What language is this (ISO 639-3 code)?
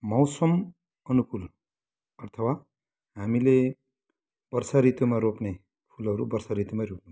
nep